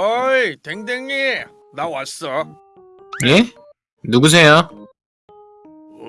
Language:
Korean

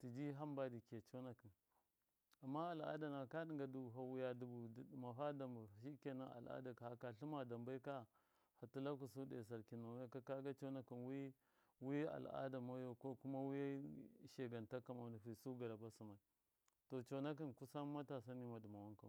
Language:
Miya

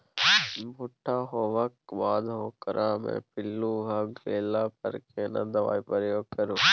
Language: Maithili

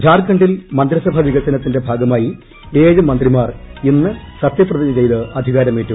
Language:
Malayalam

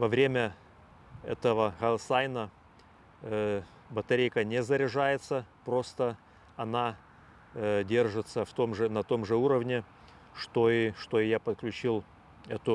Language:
Russian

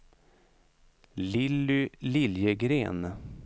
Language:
Swedish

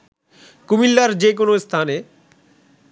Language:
Bangla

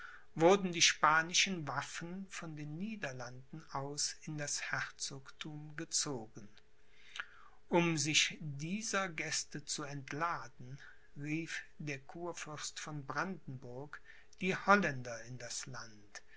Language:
German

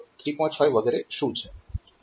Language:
Gujarati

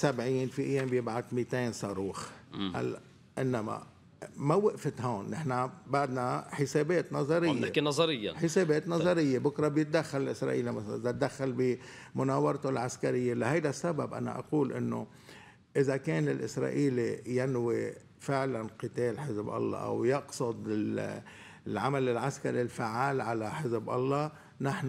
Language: Arabic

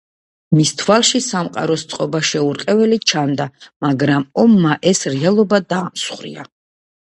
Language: Georgian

